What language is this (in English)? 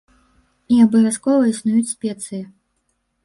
Belarusian